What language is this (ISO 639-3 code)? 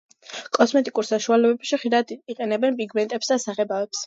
kat